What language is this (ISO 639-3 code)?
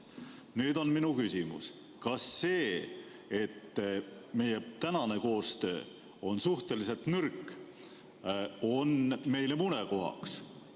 est